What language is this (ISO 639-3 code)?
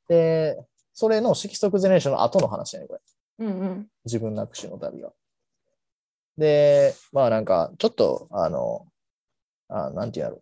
jpn